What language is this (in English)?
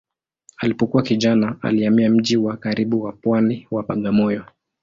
Swahili